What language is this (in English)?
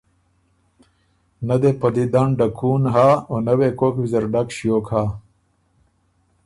Ormuri